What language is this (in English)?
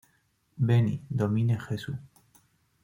Spanish